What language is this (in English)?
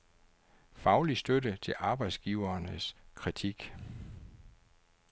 Danish